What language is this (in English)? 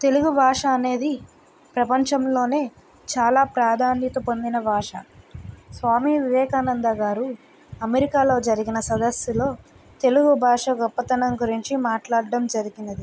Telugu